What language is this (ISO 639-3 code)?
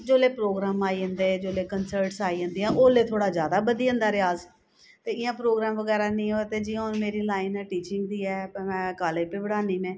doi